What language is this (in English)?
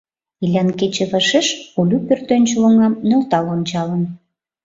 Mari